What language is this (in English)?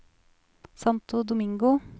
Norwegian